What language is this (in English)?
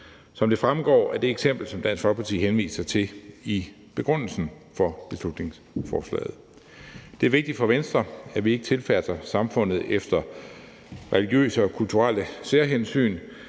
Danish